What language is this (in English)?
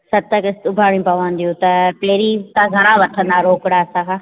Sindhi